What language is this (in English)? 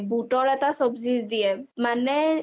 Assamese